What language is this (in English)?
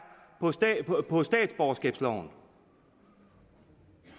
Danish